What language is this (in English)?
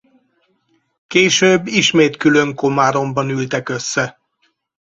Hungarian